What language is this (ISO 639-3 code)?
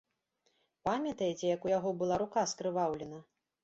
bel